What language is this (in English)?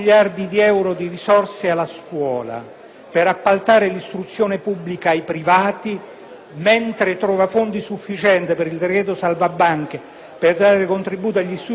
Italian